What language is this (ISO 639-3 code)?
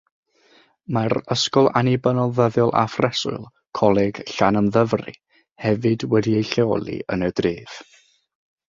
cym